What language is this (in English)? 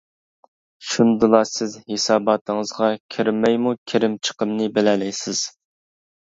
Uyghur